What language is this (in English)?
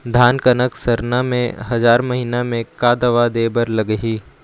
Chhattisgarhi